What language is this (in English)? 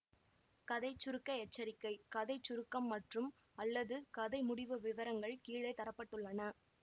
Tamil